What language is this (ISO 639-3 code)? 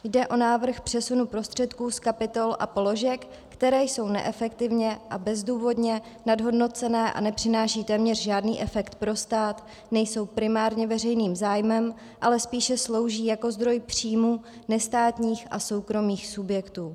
ces